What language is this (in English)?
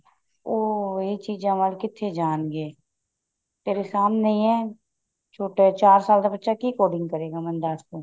Punjabi